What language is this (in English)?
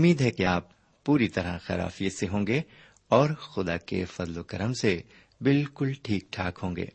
Urdu